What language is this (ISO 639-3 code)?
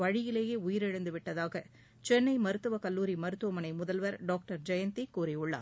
tam